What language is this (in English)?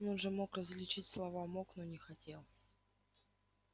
Russian